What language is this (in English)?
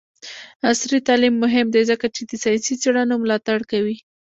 Pashto